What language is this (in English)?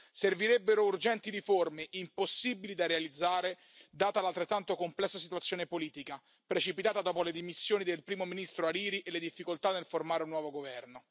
Italian